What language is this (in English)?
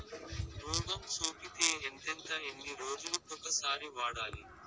Telugu